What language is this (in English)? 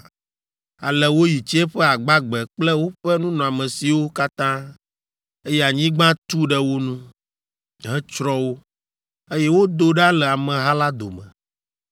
Ewe